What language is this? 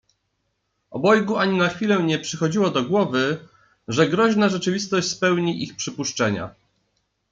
Polish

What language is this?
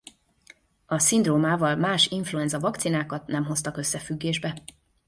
Hungarian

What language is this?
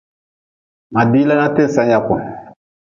Nawdm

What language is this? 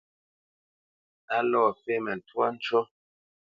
Bamenyam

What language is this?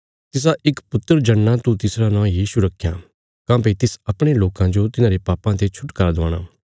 Bilaspuri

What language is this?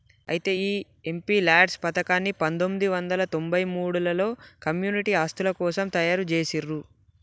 Telugu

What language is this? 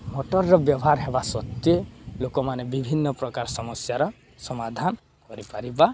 Odia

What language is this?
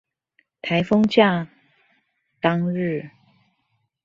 Chinese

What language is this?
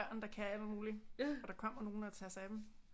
Danish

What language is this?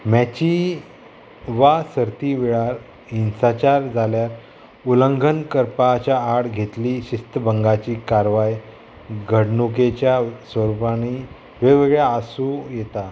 Konkani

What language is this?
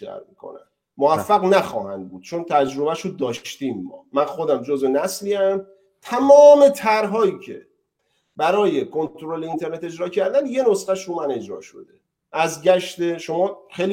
Persian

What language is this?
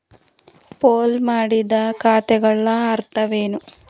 Kannada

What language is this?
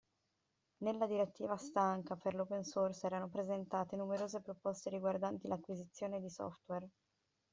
Italian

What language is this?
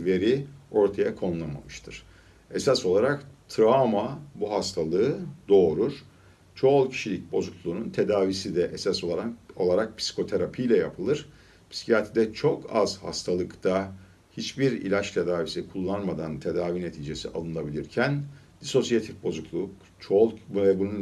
Turkish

